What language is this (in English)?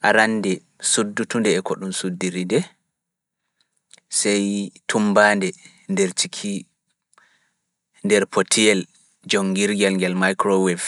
Fula